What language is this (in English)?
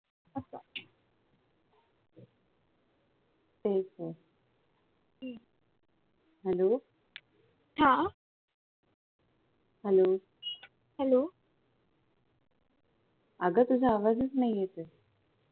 Marathi